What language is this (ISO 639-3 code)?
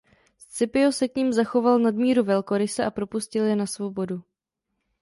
ces